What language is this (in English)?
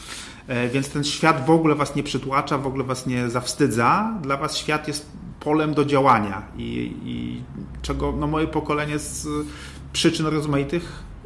Polish